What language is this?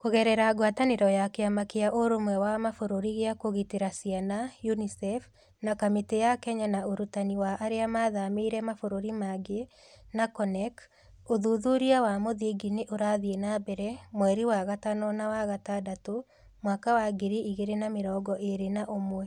Kikuyu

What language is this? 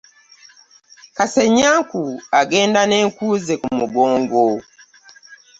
Ganda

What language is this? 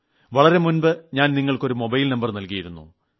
Malayalam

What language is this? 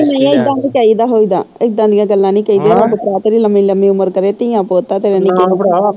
Punjabi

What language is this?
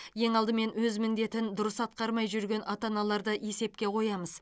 Kazakh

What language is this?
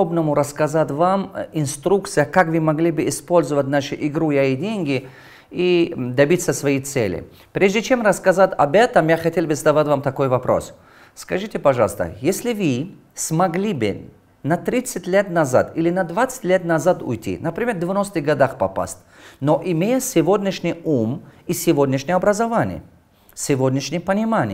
Russian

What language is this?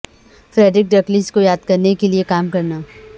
Urdu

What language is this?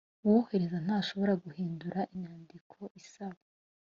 Kinyarwanda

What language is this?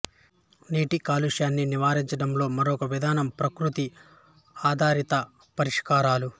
Telugu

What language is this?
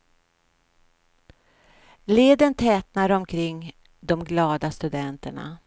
Swedish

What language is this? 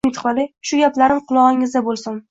Uzbek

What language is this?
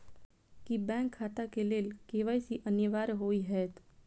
Maithili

